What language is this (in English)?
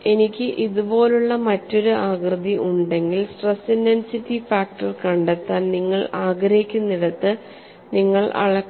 Malayalam